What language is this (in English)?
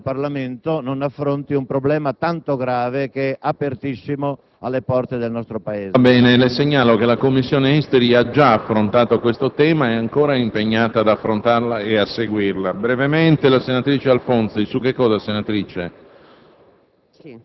Italian